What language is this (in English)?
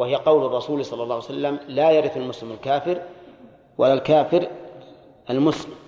Arabic